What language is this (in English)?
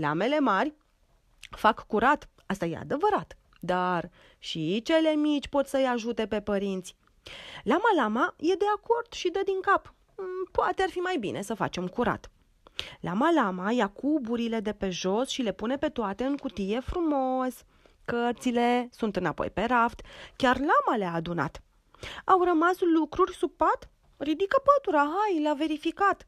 Romanian